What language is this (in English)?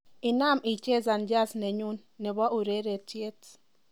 Kalenjin